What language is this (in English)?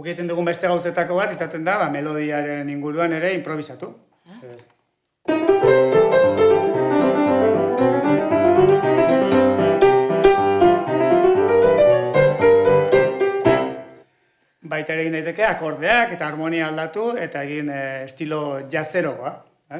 Basque